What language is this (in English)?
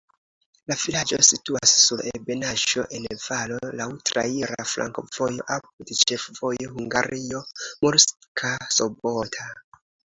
Esperanto